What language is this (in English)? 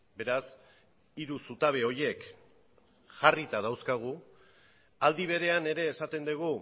Basque